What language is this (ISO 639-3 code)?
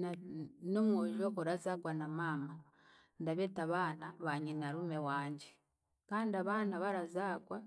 cgg